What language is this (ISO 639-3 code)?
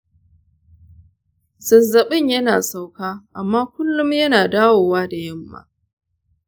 hau